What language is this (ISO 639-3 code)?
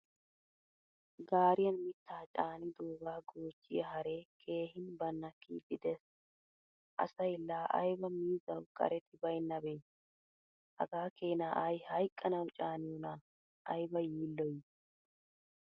wal